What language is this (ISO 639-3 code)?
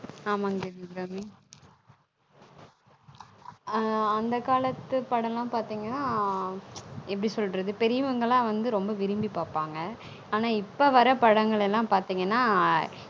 tam